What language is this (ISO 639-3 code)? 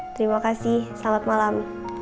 ind